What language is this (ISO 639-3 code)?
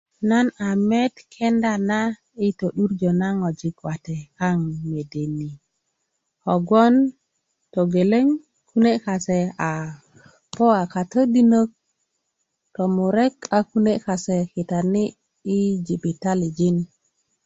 ukv